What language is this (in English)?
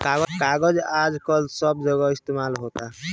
Bhojpuri